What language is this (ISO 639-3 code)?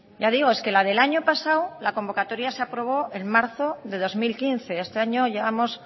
spa